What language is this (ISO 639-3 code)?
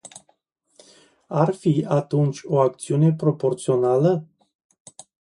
ron